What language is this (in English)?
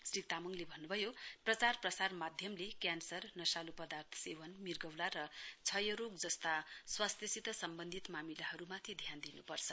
Nepali